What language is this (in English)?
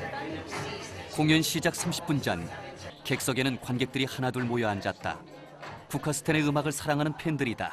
Korean